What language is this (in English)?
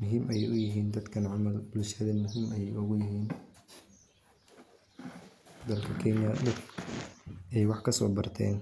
Somali